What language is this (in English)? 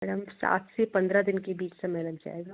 Hindi